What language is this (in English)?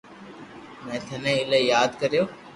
Loarki